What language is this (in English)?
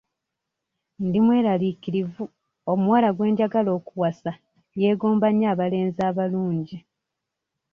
Ganda